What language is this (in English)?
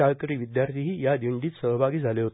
Marathi